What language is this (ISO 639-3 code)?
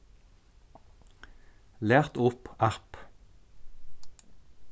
fao